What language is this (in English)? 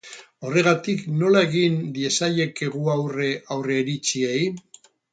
Basque